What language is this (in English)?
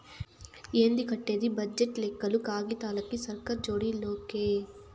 Telugu